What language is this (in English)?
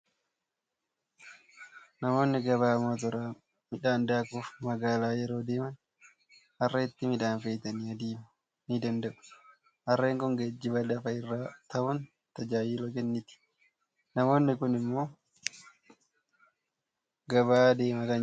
Oromo